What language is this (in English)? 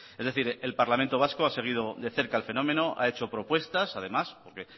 Spanish